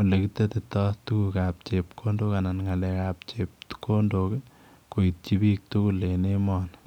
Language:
Kalenjin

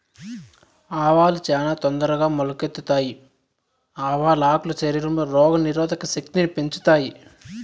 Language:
Telugu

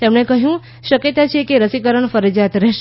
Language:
Gujarati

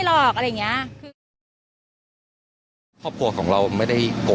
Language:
Thai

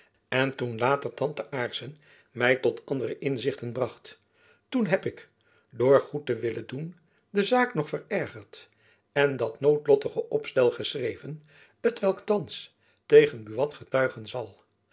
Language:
Dutch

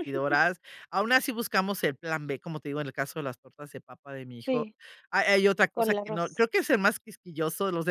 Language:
Spanish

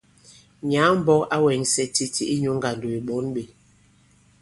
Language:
Bankon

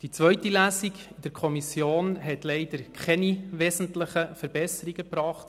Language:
Swiss German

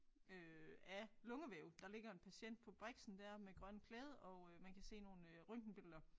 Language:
Danish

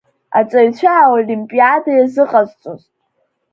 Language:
Abkhazian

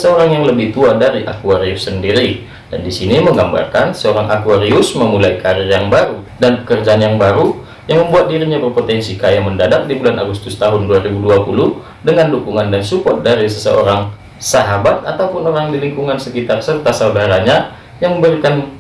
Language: Indonesian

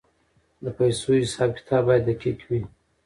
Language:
Pashto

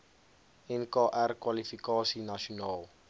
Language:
Afrikaans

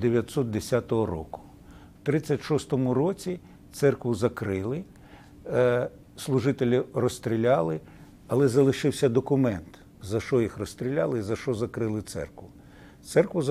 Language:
Ukrainian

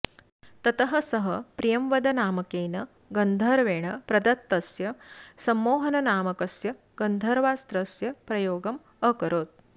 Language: Sanskrit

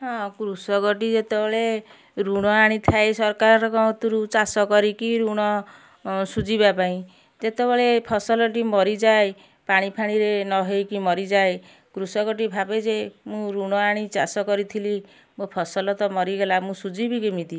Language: Odia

